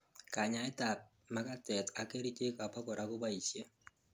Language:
Kalenjin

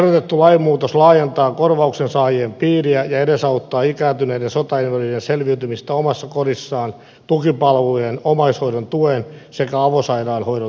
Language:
Finnish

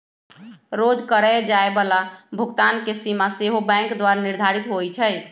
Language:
Magahi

